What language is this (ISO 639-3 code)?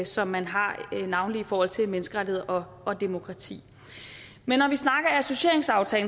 dan